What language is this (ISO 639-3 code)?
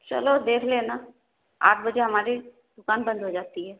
urd